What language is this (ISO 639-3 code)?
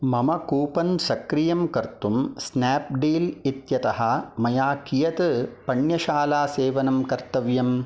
san